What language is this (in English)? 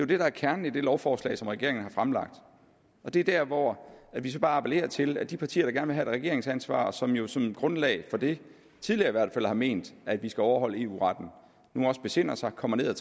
Danish